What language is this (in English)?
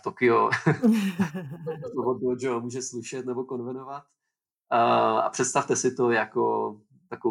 Czech